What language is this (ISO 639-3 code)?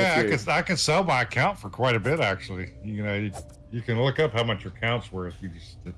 eng